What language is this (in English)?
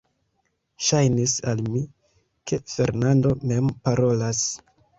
Esperanto